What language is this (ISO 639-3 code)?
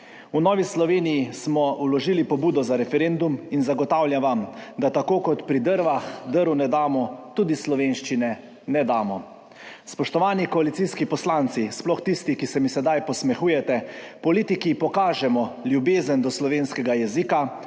slv